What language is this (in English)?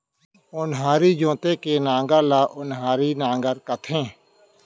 Chhattisgarhi